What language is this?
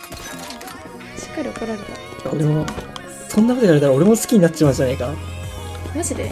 Japanese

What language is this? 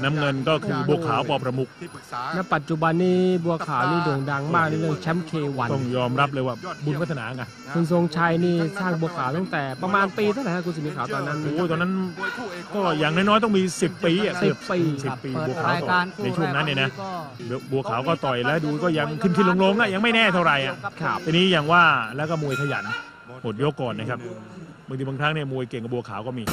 Thai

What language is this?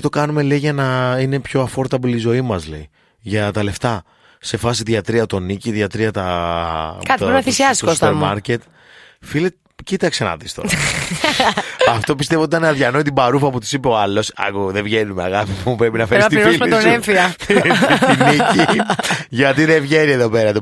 Greek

